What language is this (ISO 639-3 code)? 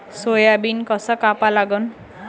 mar